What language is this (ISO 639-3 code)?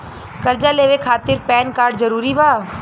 bho